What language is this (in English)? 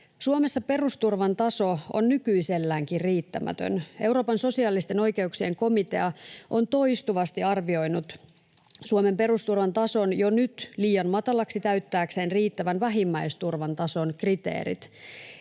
Finnish